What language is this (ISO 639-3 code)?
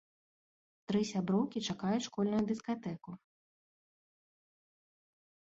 bel